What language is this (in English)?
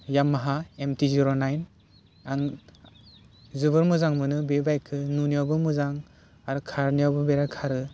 Bodo